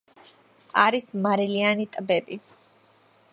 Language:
Georgian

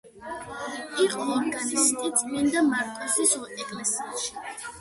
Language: Georgian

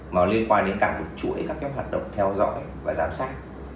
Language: Vietnamese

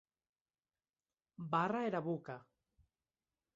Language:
Occitan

